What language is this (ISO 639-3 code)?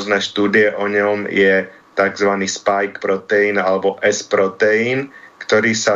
slk